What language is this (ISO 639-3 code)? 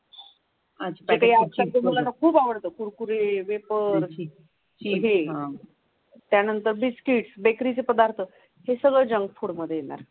mar